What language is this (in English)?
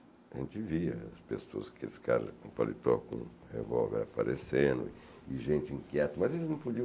Portuguese